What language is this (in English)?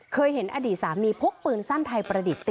Thai